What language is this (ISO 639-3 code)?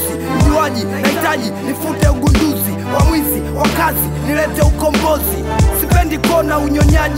kor